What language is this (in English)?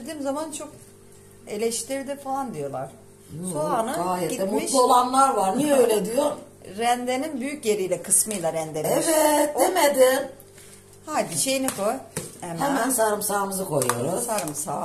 Turkish